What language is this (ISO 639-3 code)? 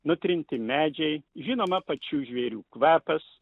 lit